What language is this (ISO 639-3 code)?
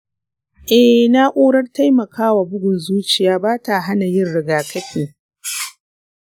hau